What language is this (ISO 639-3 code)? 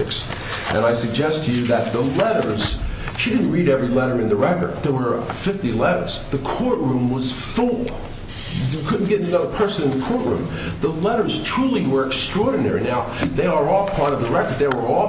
eng